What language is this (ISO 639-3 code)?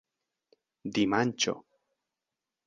epo